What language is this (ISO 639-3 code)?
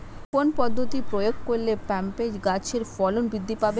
ben